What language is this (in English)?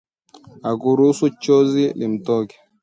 Swahili